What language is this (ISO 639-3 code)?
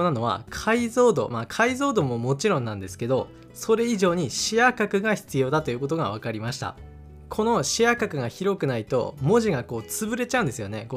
jpn